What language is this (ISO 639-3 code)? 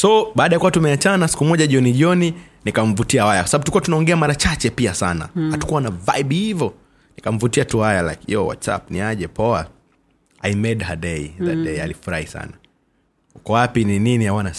swa